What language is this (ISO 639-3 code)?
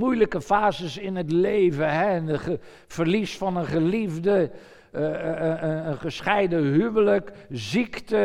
nld